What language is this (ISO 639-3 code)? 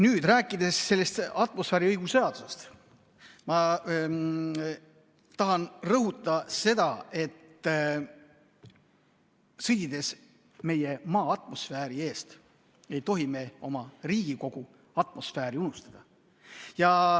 est